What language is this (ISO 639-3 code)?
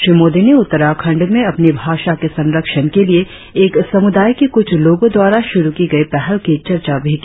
hin